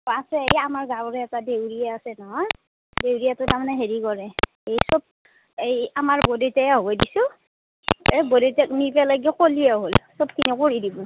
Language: Assamese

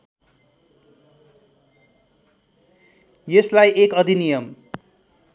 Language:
Nepali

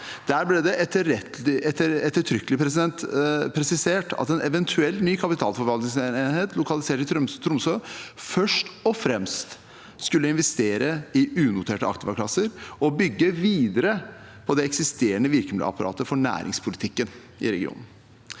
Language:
Norwegian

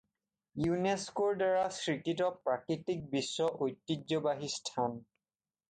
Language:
Assamese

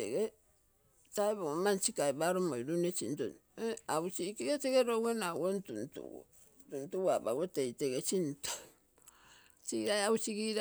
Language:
Terei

